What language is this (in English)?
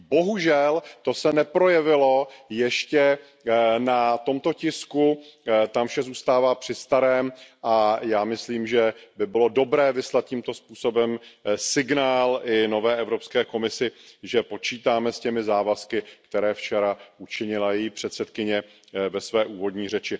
Czech